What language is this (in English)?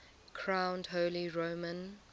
English